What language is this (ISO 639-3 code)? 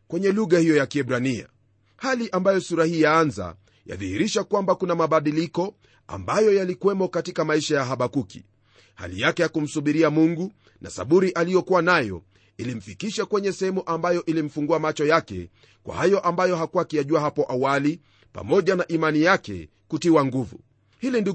swa